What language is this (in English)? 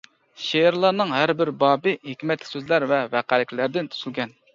Uyghur